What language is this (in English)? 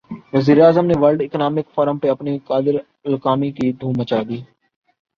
Urdu